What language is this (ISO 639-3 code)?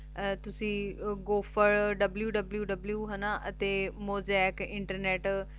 pan